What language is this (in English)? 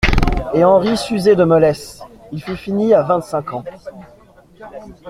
French